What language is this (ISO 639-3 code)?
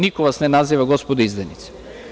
srp